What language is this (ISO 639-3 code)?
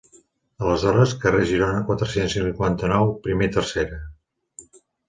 cat